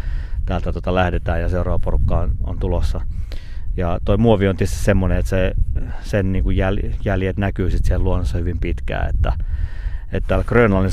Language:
Finnish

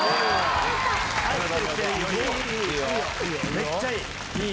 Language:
Japanese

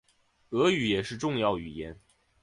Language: Chinese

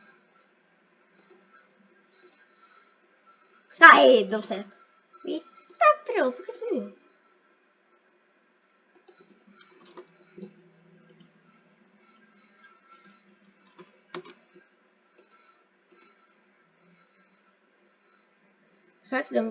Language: Portuguese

